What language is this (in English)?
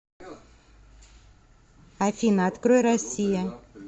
Russian